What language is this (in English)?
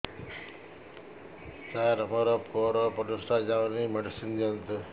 Odia